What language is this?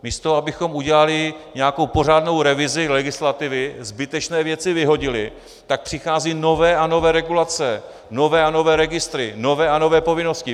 Czech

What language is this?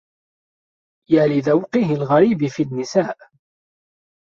Arabic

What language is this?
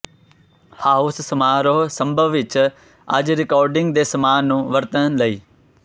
Punjabi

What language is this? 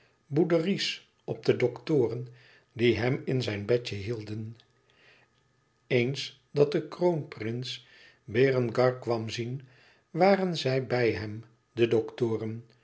Dutch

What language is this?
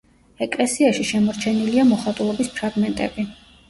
Georgian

